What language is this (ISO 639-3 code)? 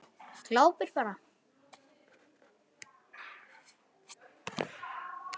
isl